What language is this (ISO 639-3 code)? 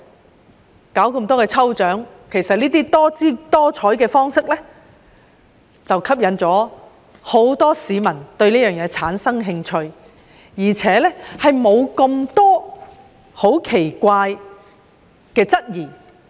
yue